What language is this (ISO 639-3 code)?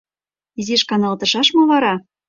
chm